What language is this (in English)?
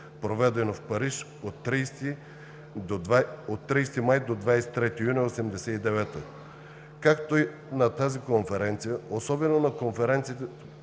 Bulgarian